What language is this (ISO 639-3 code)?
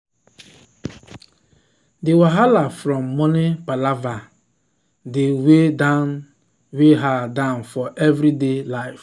pcm